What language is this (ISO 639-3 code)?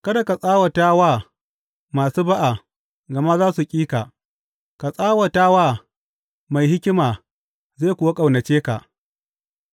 hau